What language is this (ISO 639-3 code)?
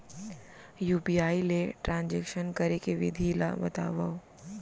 hne